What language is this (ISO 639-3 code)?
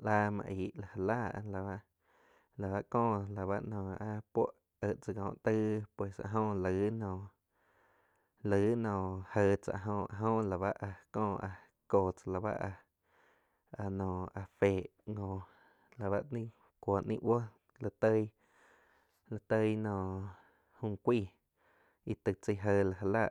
chq